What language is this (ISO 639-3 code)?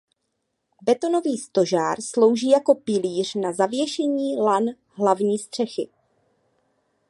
ces